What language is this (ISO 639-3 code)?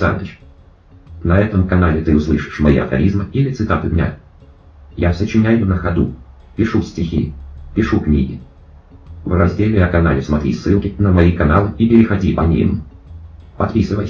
rus